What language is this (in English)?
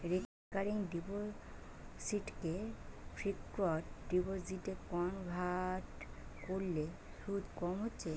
Bangla